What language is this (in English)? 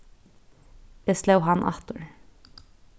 Faroese